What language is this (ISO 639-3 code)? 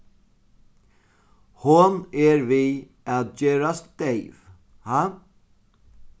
fao